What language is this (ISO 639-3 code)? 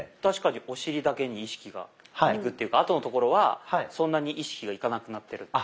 jpn